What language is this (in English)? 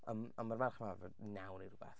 Welsh